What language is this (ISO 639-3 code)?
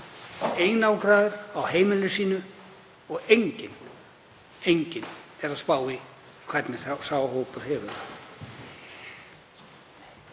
isl